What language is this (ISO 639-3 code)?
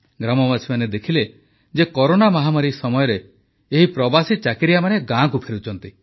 ori